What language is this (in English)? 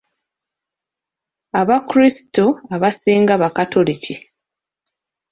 Ganda